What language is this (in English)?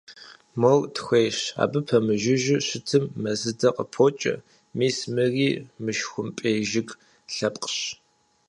Kabardian